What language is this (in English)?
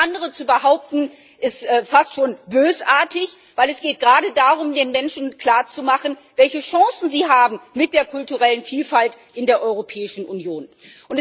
German